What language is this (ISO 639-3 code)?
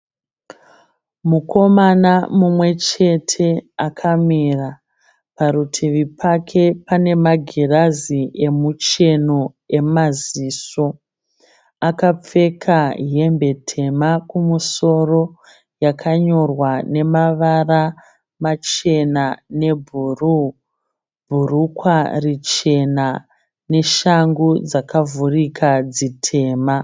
sna